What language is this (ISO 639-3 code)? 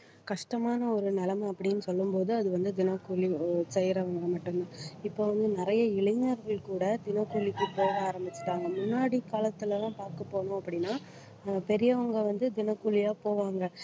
tam